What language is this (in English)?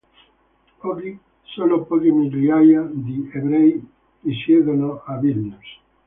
Italian